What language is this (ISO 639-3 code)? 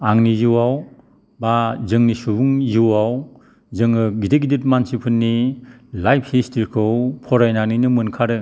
brx